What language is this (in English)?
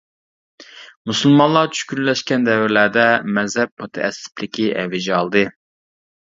Uyghur